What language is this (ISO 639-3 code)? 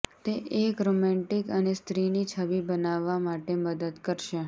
guj